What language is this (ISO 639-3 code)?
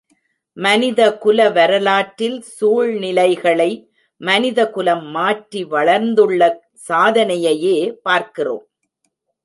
tam